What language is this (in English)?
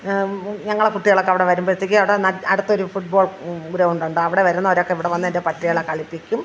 Malayalam